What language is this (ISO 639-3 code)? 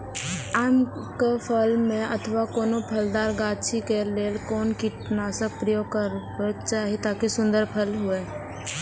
mai